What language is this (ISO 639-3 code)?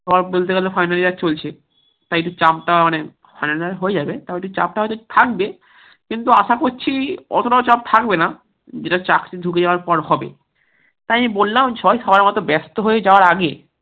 ben